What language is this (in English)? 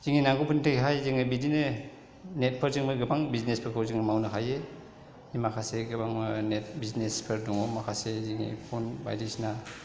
Bodo